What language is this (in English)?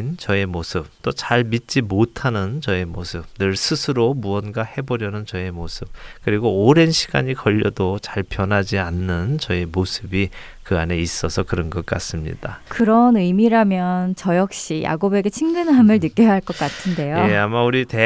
Korean